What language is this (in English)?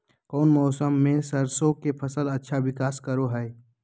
Magahi